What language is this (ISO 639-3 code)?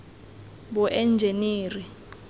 tsn